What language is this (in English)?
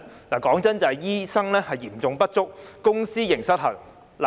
Cantonese